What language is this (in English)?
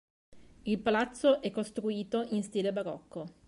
Italian